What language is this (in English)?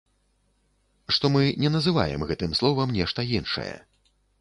Belarusian